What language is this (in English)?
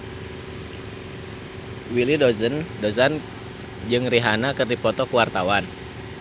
Sundanese